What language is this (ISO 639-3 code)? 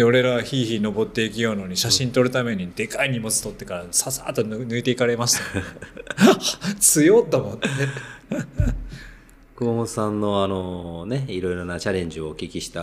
jpn